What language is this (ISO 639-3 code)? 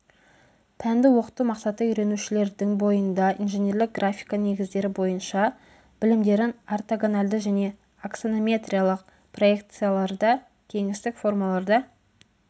kaz